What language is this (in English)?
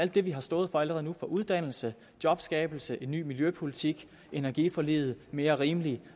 Danish